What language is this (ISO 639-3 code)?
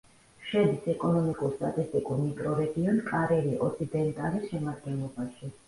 kat